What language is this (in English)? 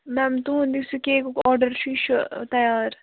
Kashmiri